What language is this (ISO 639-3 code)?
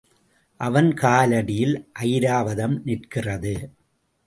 tam